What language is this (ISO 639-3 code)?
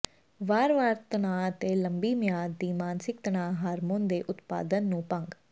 pan